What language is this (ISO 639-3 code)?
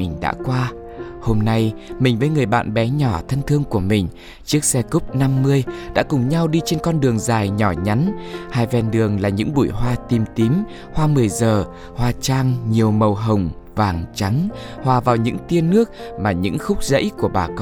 vie